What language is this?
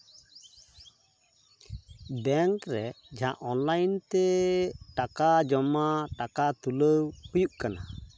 Santali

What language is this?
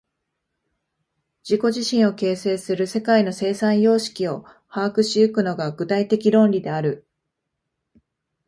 Japanese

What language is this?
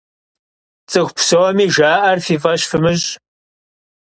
Kabardian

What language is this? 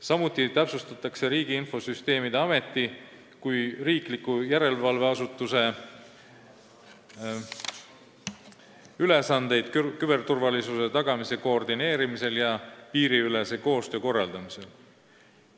Estonian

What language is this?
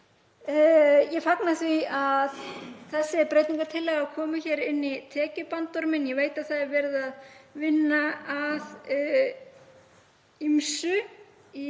Icelandic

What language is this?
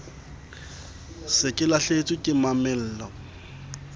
Southern Sotho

